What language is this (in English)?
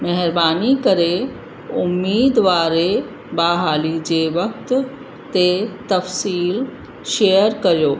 Sindhi